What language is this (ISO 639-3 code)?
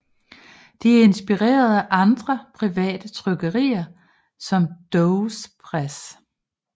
dan